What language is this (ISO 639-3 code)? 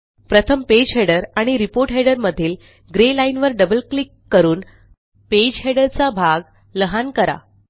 mar